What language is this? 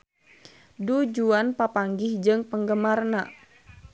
Sundanese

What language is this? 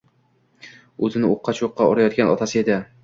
Uzbek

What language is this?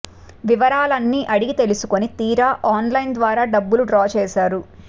Telugu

